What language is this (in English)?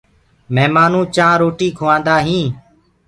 Gurgula